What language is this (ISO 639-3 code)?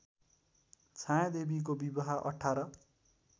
nep